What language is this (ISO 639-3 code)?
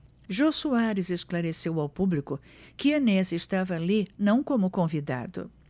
por